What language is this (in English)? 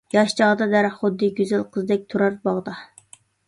Uyghur